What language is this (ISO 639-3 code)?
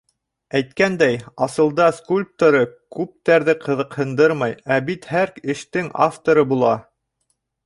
bak